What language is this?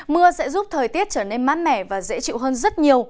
Vietnamese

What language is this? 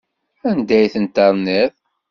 Kabyle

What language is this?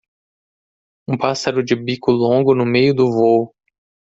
Portuguese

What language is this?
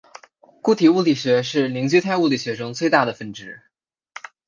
Chinese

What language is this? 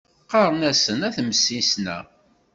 Kabyle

